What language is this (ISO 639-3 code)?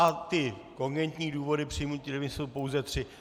ces